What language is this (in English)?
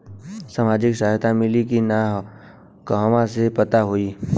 Bhojpuri